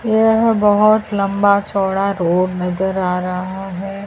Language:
Hindi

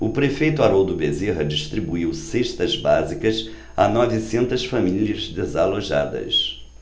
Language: Portuguese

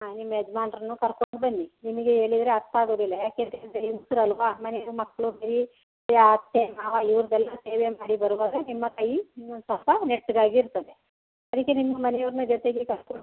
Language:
Kannada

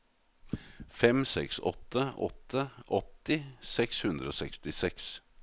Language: Norwegian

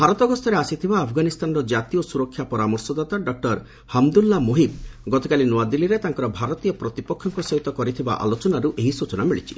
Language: Odia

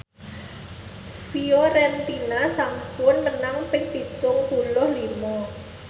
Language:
Javanese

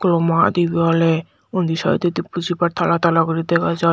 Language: Chakma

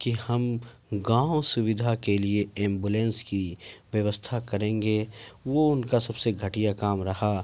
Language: Urdu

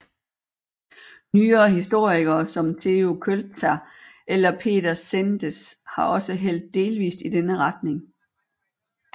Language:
Danish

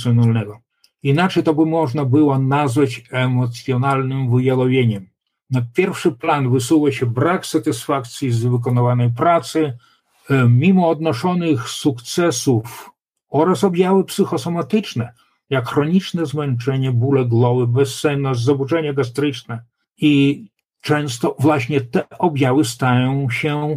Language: Polish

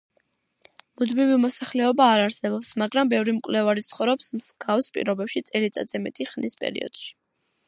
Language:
Georgian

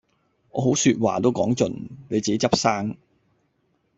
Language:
Cantonese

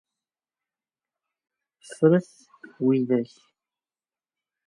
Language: Kabyle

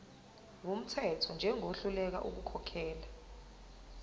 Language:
Zulu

